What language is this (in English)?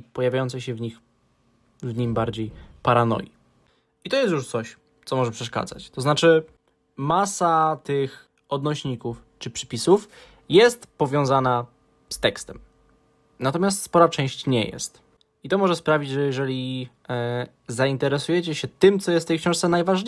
Polish